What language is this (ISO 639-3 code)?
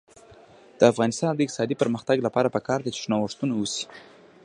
pus